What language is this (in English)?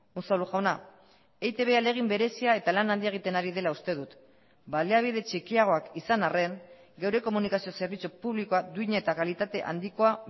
Basque